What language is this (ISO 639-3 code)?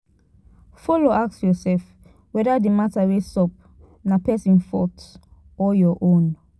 pcm